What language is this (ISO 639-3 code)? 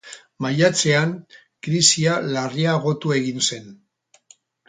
eus